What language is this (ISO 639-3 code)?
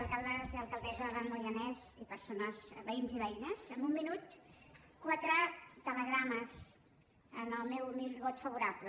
cat